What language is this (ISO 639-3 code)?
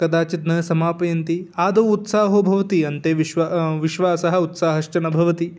san